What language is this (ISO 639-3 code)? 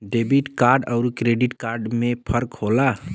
bho